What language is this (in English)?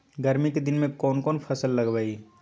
Magahi